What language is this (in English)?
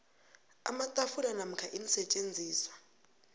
South Ndebele